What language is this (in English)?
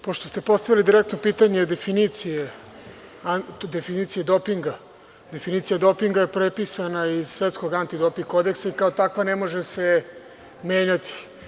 Serbian